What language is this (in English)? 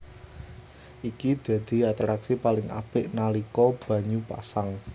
Javanese